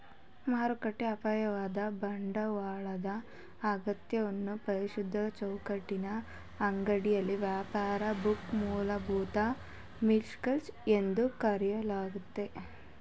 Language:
Kannada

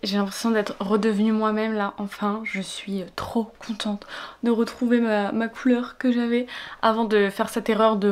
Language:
French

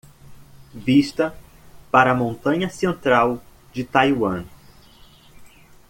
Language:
Portuguese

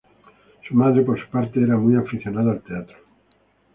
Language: Spanish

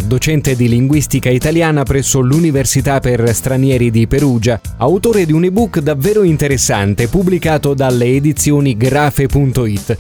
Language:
Italian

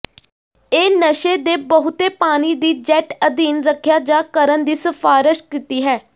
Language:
Punjabi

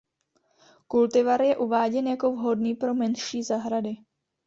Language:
Czech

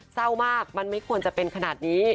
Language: Thai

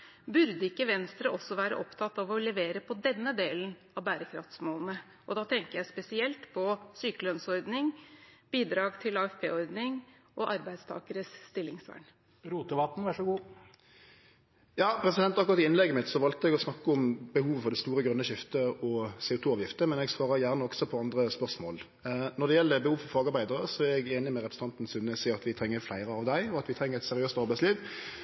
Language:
Norwegian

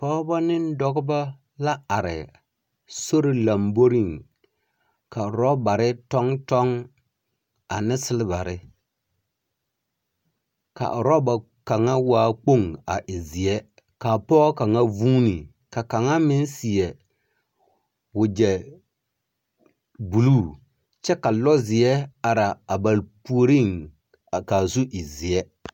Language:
Southern Dagaare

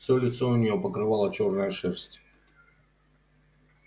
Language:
Russian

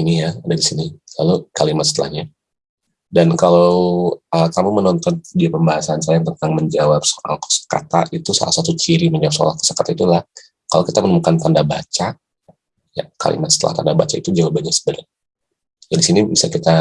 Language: Indonesian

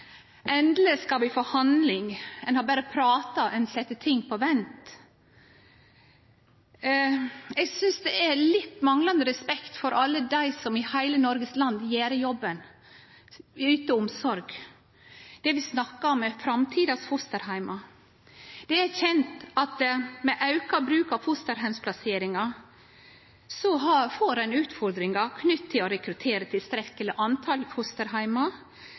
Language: Norwegian Nynorsk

